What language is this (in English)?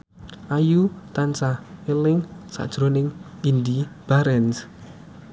Javanese